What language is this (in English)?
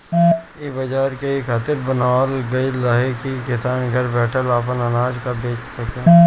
Bhojpuri